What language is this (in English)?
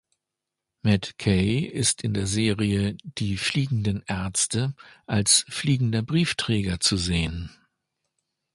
German